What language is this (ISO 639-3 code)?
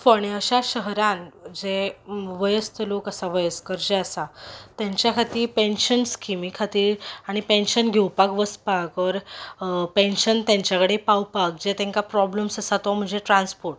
kok